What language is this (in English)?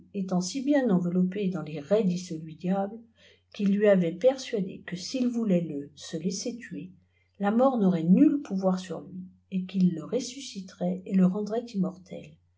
French